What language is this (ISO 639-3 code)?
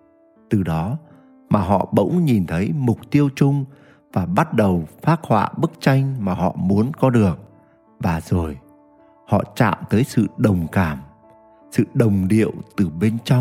vie